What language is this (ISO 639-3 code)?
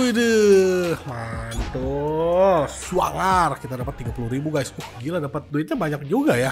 ind